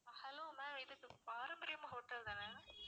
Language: Tamil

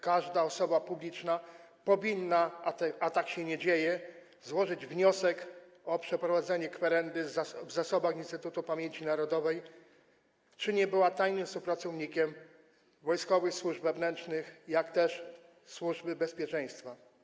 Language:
Polish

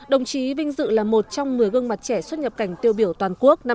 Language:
Vietnamese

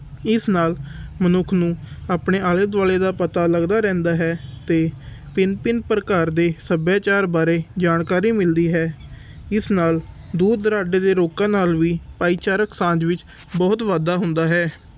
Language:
Punjabi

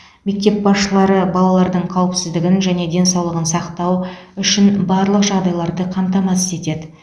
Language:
Kazakh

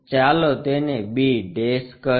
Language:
Gujarati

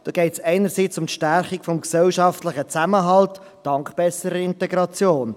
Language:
Swiss German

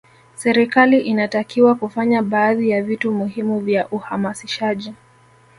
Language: Swahili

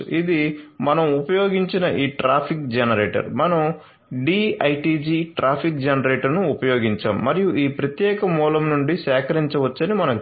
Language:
Telugu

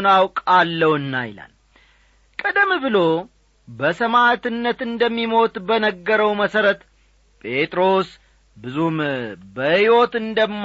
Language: Amharic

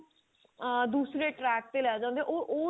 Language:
Punjabi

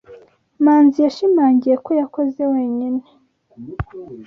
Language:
Kinyarwanda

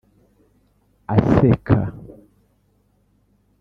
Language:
Kinyarwanda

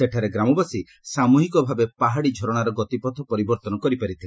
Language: Odia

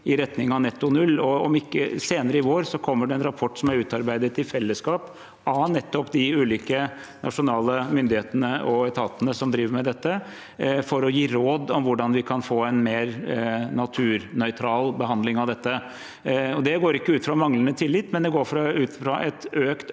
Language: Norwegian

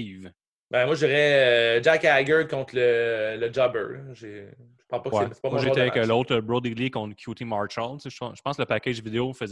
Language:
French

